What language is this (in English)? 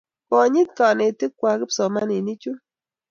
Kalenjin